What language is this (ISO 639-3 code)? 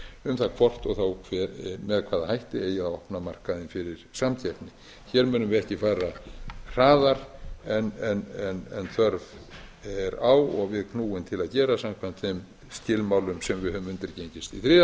isl